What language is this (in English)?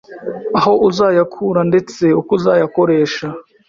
Kinyarwanda